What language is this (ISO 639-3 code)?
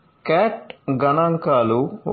tel